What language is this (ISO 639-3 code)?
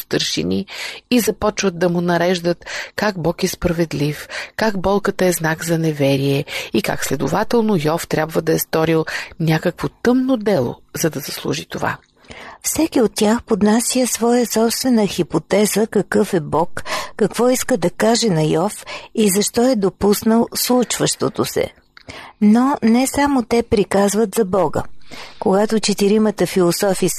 bul